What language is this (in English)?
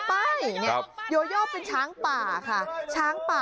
Thai